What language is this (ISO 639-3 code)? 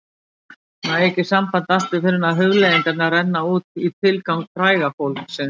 isl